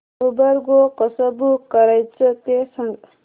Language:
Marathi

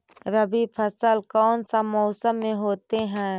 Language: Magahi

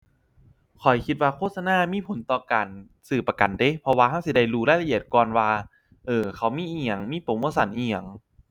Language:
Thai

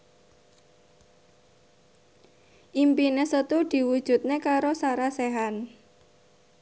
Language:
Javanese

